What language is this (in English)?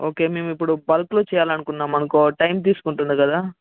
Telugu